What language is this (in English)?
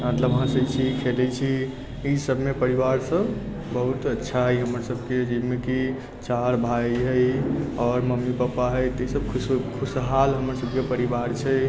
Maithili